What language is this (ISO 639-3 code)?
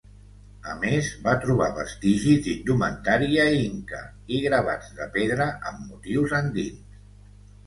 cat